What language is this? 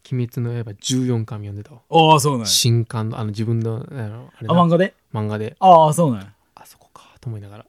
Japanese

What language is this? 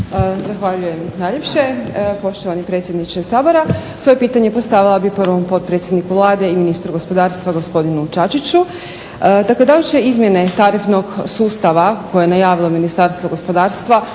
Croatian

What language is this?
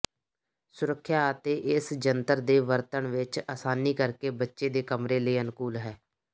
Punjabi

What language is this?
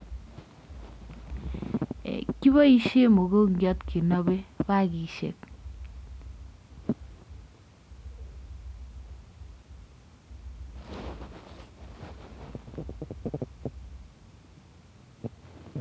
Kalenjin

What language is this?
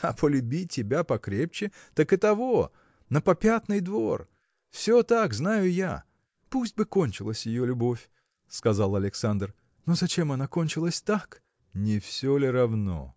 Russian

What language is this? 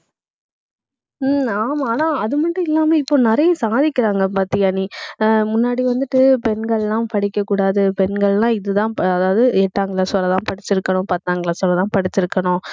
Tamil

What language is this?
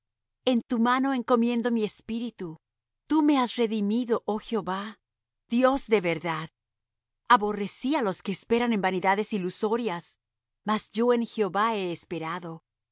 Spanish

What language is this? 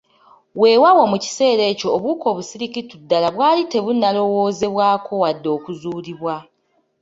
Ganda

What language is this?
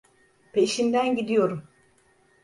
Turkish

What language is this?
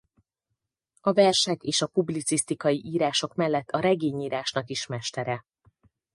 Hungarian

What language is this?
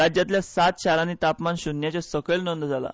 Konkani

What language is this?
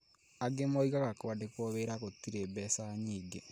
Kikuyu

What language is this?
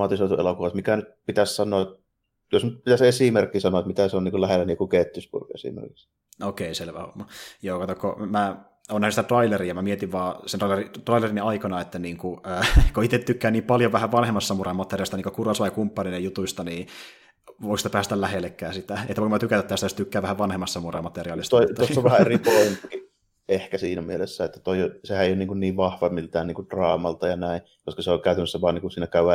Finnish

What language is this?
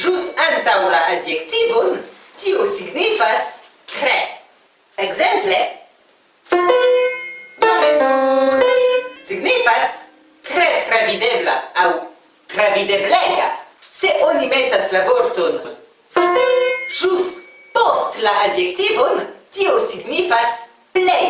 Esperanto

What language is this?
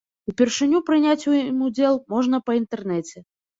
Belarusian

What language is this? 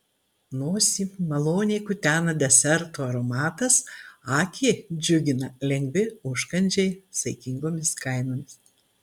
Lithuanian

